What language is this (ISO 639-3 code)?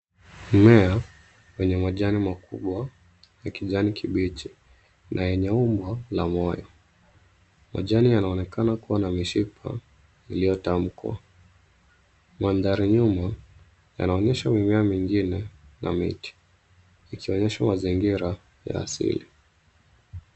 swa